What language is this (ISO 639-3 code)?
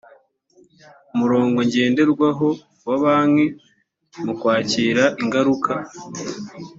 kin